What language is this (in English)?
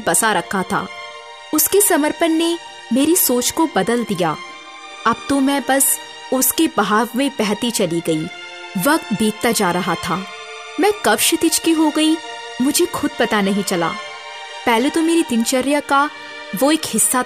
Hindi